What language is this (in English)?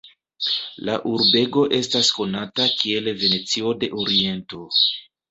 Esperanto